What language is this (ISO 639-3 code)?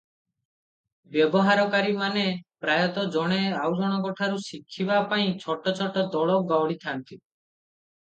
ori